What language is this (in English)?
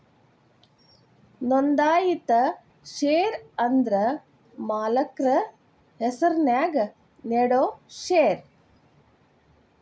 Kannada